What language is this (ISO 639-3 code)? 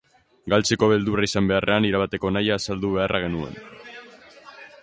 eus